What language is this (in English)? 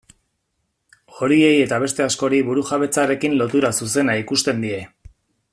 Basque